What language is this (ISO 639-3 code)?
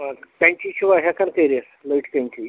kas